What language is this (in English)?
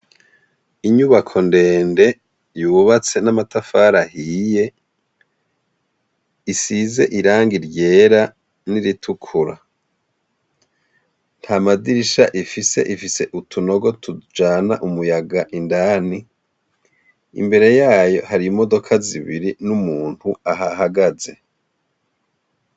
Rundi